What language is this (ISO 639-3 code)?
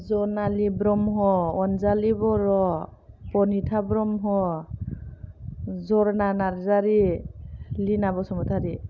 brx